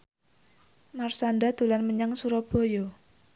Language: Javanese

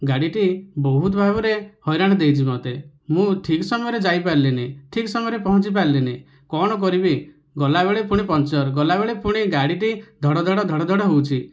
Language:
Odia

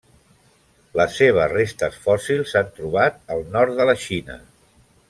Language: Catalan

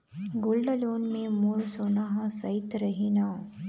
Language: Chhattisgarhi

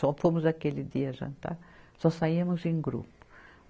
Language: Portuguese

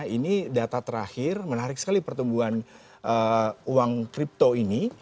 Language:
Indonesian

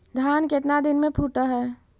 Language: Magahi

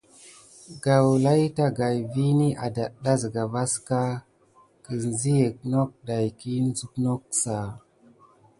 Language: Gidar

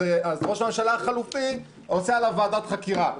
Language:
Hebrew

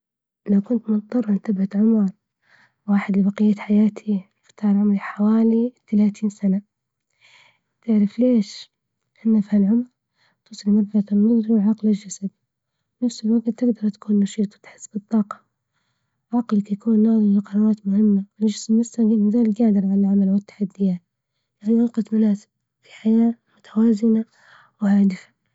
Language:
Libyan Arabic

